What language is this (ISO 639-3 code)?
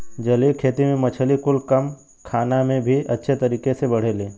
bho